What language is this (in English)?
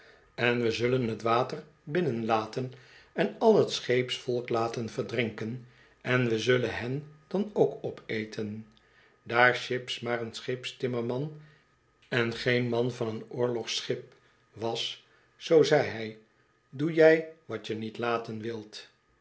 Dutch